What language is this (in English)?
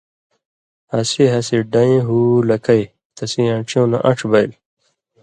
Indus Kohistani